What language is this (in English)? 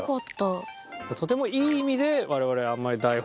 Japanese